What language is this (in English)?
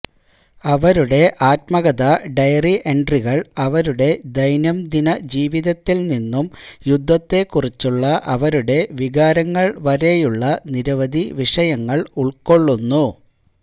Malayalam